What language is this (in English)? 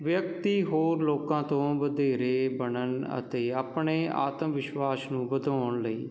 Punjabi